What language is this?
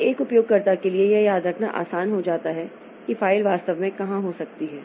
Hindi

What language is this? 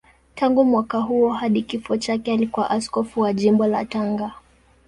Swahili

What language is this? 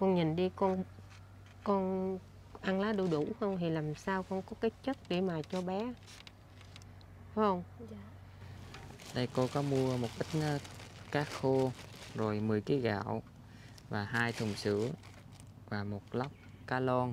Vietnamese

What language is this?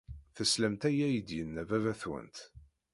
Kabyle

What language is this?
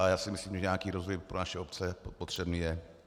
Czech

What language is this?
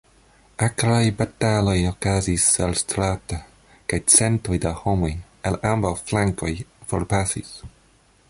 Esperanto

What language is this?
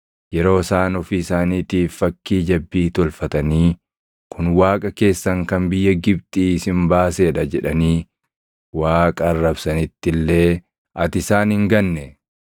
Oromo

